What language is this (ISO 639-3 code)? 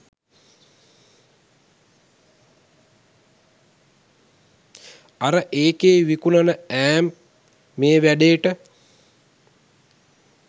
sin